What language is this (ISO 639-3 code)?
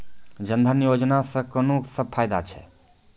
mai